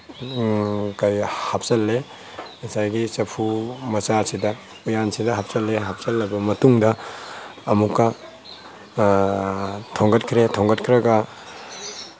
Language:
Manipuri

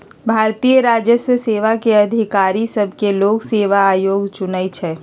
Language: Magahi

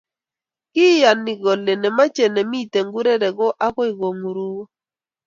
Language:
Kalenjin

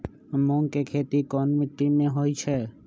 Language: Magahi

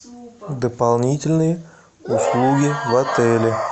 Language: Russian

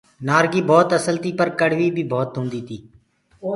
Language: Gurgula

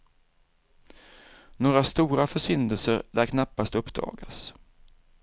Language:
Swedish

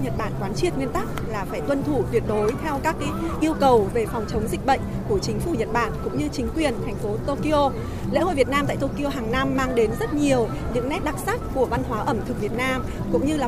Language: Vietnamese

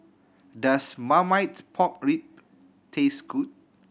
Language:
English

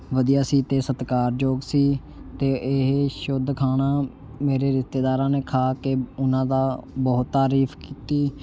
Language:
Punjabi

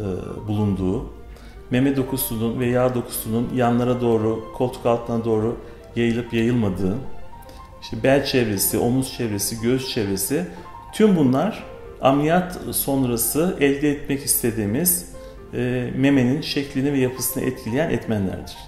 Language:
Turkish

